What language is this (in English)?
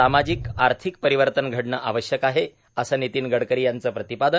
Marathi